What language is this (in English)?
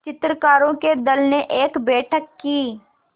Hindi